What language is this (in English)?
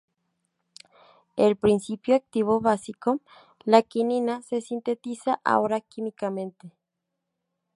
Spanish